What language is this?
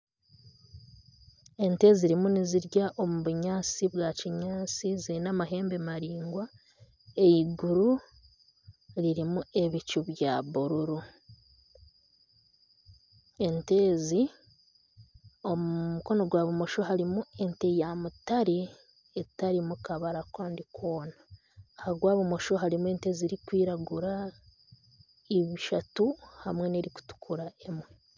Nyankole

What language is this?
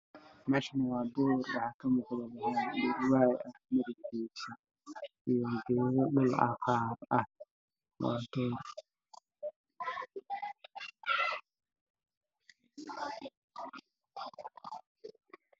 Somali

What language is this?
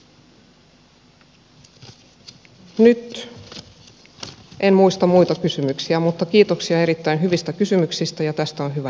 Finnish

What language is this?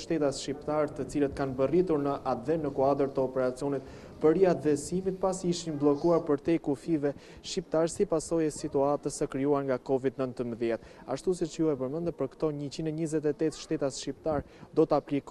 Romanian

